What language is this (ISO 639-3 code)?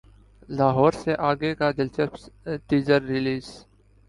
urd